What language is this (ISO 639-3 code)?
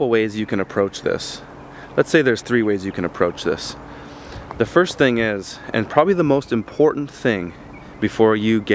eng